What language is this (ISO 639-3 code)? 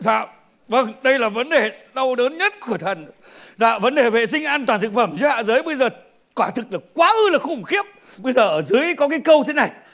vie